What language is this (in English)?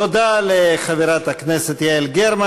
Hebrew